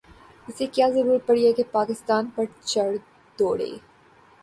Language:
Urdu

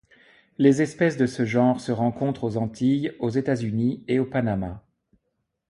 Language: French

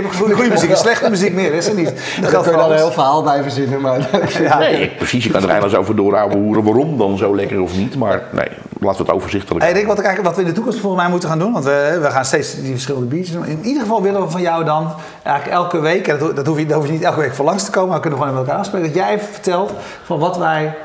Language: Dutch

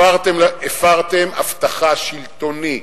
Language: Hebrew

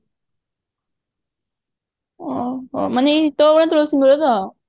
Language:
Odia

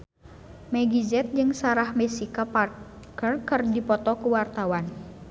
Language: Sundanese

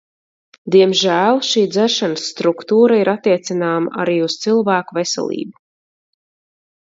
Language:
Latvian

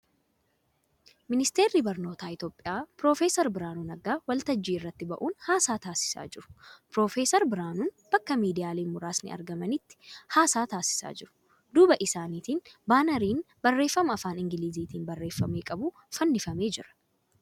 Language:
Oromo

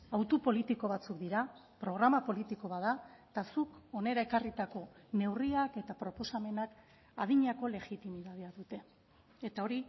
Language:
Basque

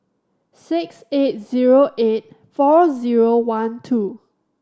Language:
English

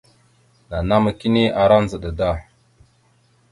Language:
Mada (Cameroon)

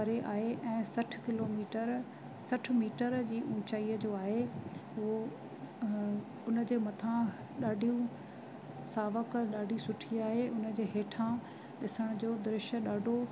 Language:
Sindhi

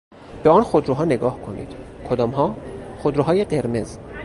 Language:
Persian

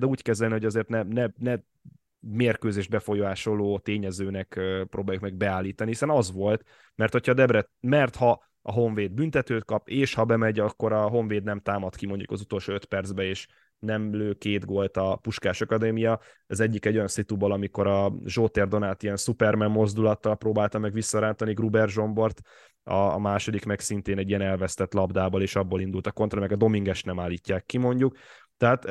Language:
Hungarian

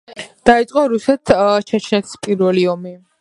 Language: Georgian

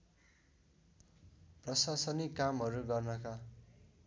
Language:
Nepali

